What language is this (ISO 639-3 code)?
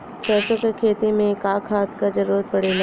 bho